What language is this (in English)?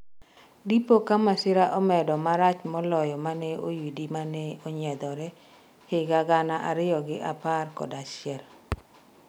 Luo (Kenya and Tanzania)